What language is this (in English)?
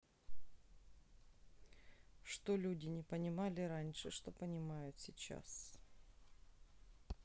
Russian